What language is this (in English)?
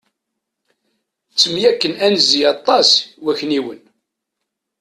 Kabyle